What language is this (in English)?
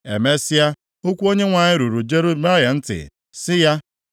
Igbo